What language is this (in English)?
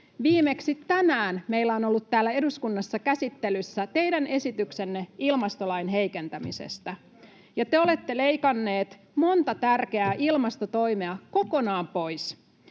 Finnish